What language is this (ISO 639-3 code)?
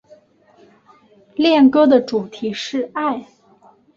zho